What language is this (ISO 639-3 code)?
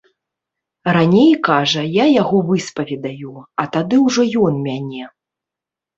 bel